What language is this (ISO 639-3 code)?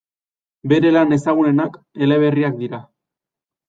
eus